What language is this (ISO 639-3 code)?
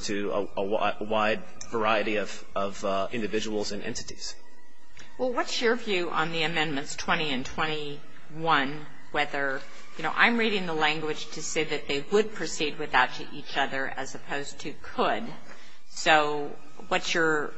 eng